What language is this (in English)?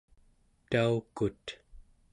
Central Yupik